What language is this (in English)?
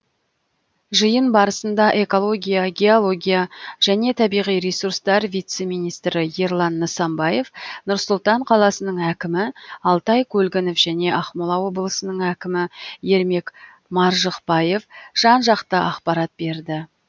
Kazakh